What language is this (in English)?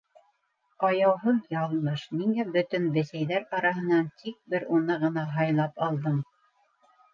Bashkir